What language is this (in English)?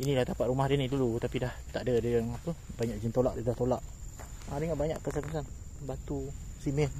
Malay